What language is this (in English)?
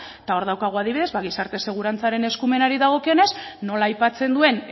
Basque